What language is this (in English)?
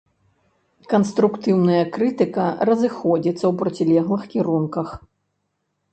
Belarusian